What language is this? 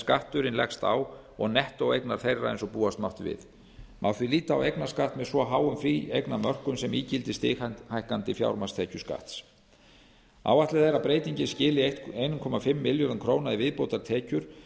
Icelandic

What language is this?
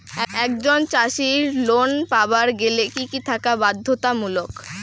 Bangla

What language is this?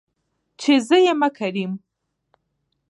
Pashto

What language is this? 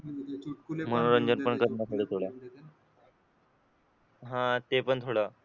Marathi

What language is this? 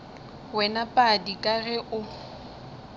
Northern Sotho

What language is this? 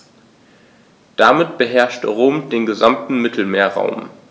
German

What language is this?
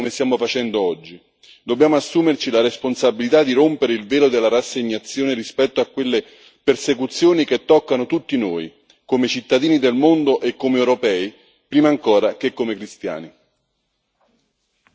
Italian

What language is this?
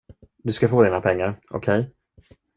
Swedish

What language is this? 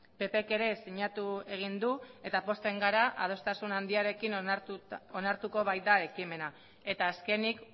Basque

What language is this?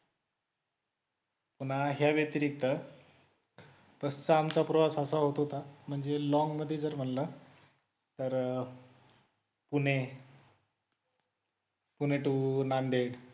Marathi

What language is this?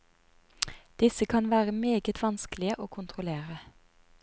Norwegian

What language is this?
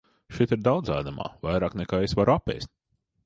Latvian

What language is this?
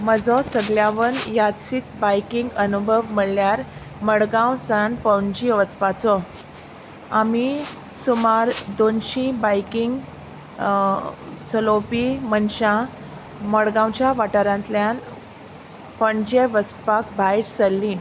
Konkani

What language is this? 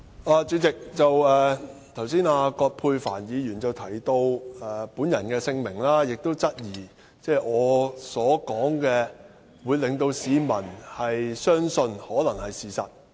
Cantonese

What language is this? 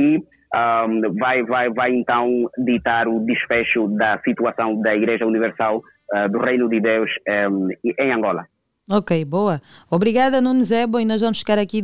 Portuguese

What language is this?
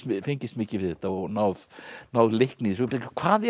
Icelandic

